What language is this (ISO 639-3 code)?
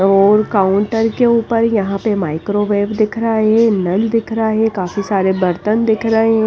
hin